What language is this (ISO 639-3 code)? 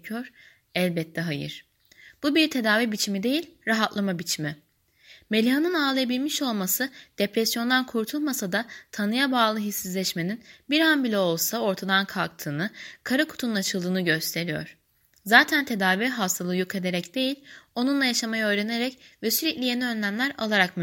tur